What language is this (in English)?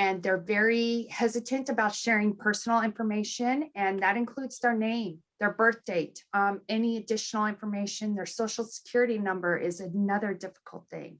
English